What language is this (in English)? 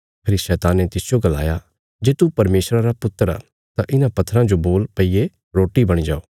Bilaspuri